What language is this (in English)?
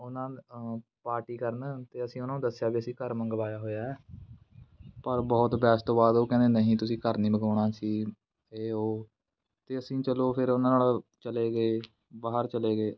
Punjabi